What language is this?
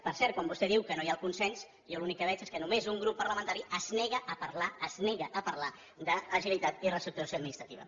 Catalan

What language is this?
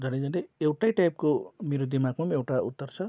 Nepali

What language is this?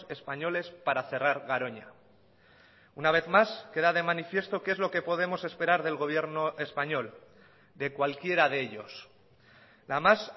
Spanish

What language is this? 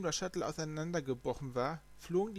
German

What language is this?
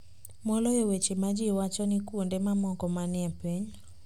Luo (Kenya and Tanzania)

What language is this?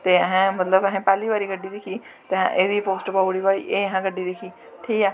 Dogri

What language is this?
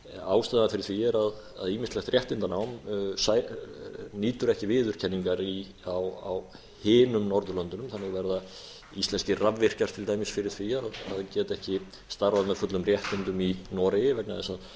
Icelandic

